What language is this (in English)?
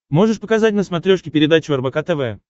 Russian